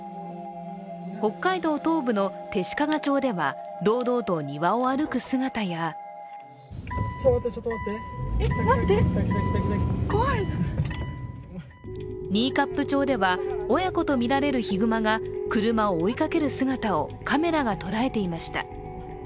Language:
Japanese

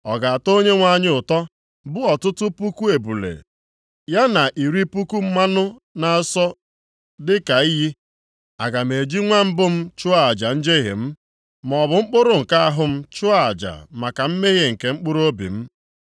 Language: Igbo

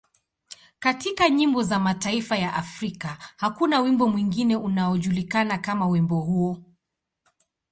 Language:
Swahili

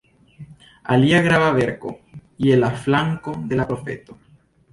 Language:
Esperanto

